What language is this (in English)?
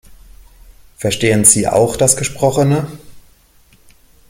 German